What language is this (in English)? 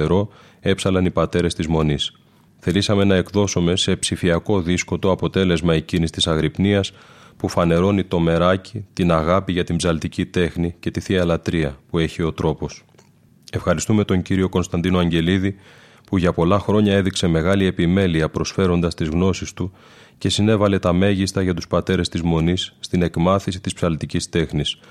Greek